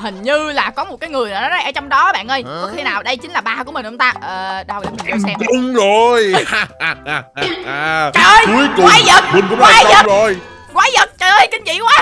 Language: Vietnamese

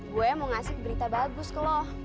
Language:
Indonesian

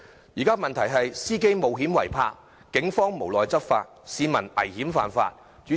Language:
Cantonese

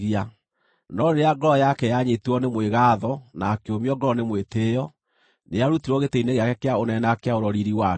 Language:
Kikuyu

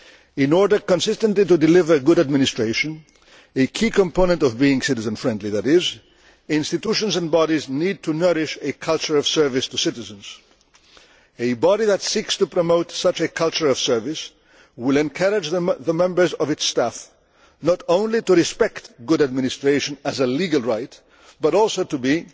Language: English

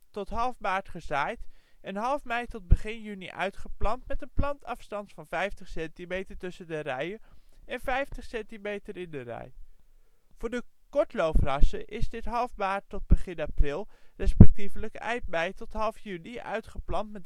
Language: Dutch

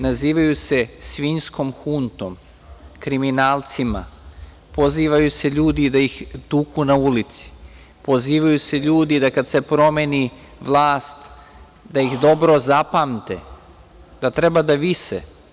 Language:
Serbian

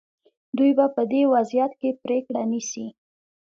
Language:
Pashto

